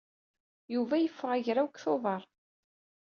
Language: Kabyle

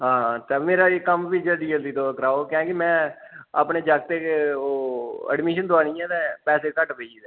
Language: Dogri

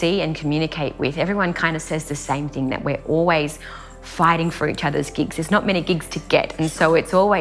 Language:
English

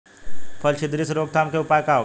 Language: Bhojpuri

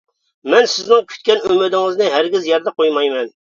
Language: Uyghur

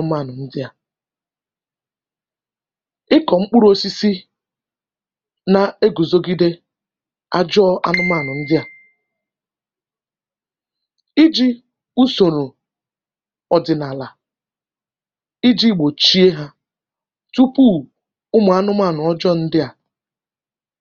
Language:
Igbo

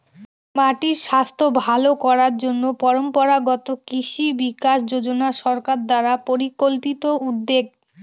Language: Bangla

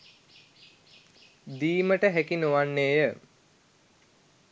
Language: Sinhala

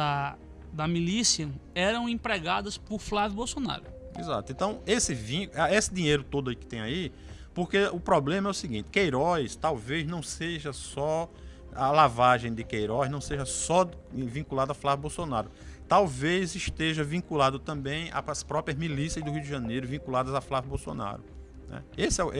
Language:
Portuguese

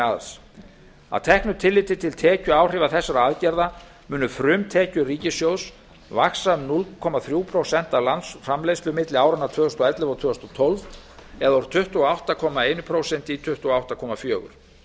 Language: Icelandic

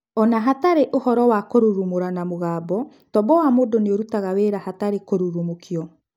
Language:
Kikuyu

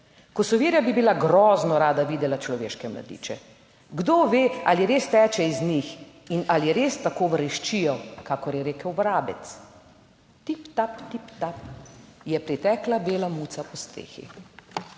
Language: Slovenian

